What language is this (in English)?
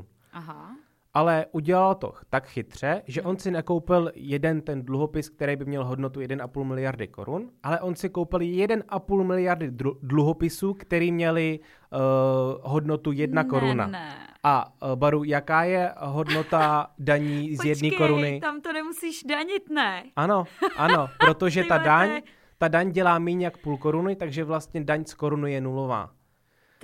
Czech